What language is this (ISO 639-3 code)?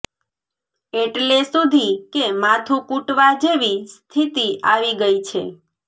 guj